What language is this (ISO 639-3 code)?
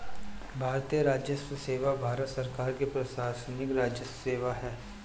hin